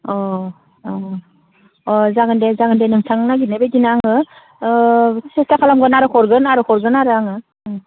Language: Bodo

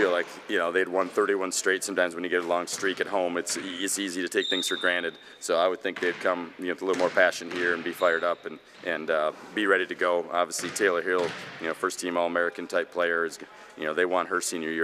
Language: English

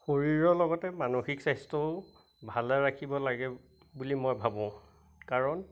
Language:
Assamese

